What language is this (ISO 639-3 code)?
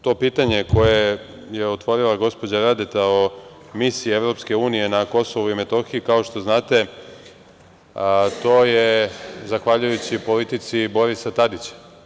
srp